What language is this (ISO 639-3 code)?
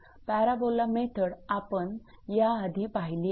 mar